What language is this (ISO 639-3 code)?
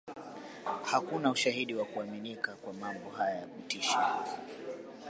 swa